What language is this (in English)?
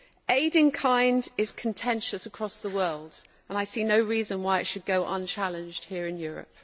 English